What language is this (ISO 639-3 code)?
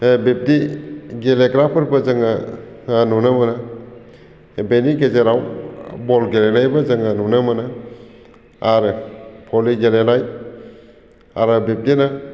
brx